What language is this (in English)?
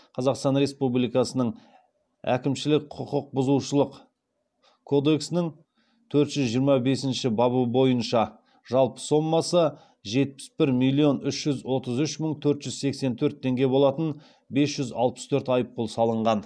Kazakh